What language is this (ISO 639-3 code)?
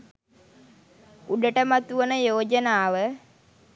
sin